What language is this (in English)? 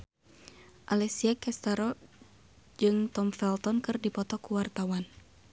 Sundanese